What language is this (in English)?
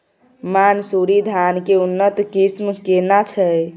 Maithili